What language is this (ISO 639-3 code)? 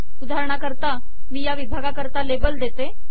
mar